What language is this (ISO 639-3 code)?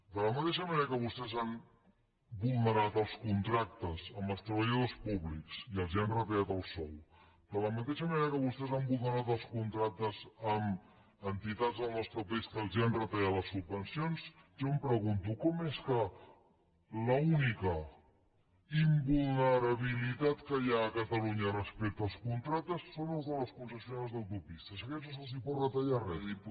cat